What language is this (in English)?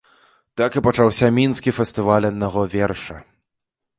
Belarusian